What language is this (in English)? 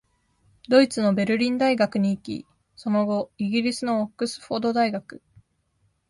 Japanese